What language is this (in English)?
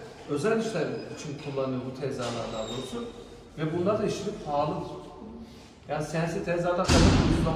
Turkish